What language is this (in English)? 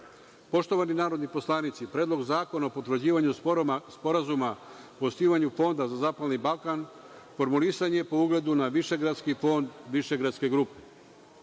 Serbian